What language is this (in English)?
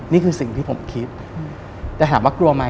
Thai